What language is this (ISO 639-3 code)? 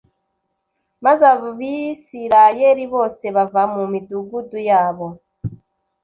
kin